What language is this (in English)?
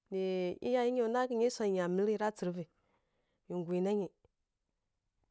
Kirya-Konzəl